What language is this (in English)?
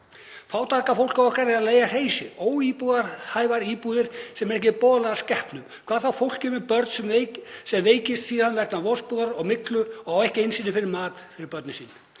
Icelandic